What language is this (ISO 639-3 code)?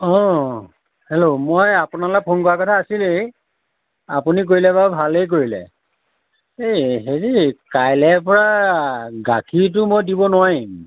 asm